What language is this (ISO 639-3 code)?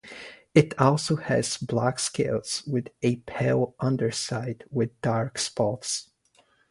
eng